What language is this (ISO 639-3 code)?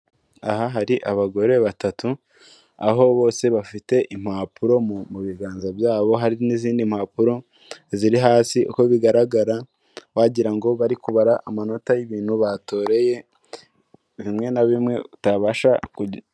kin